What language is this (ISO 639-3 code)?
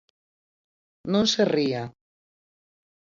glg